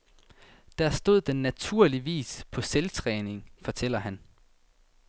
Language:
Danish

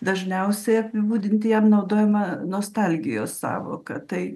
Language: Lithuanian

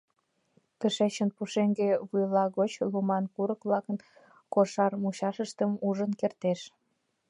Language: Mari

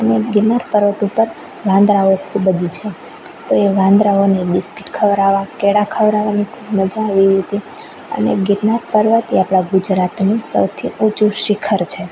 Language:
Gujarati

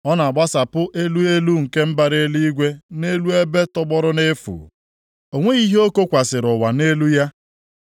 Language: Igbo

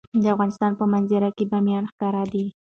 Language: Pashto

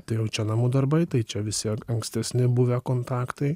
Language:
Lithuanian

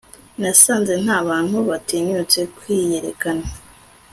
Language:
Kinyarwanda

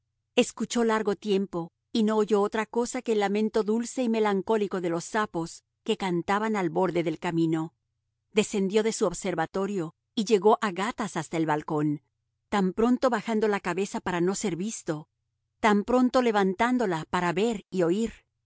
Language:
Spanish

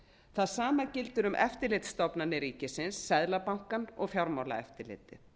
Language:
Icelandic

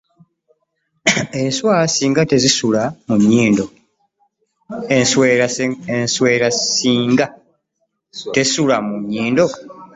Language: Ganda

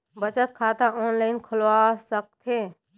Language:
Chhattisgarhi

